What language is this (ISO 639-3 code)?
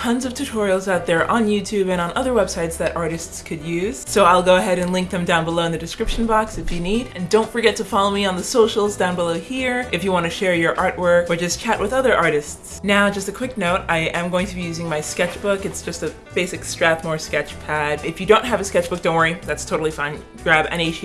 eng